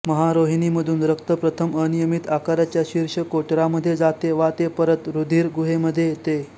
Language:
Marathi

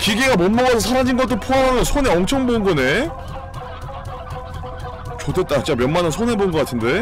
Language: Korean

